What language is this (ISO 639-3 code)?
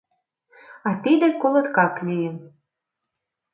chm